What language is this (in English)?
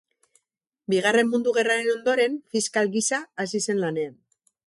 Basque